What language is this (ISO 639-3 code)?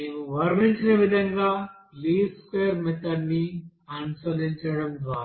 tel